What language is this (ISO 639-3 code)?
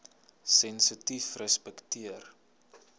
afr